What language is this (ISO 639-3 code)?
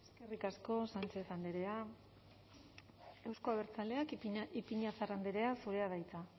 eus